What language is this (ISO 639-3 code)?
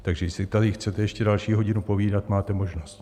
ces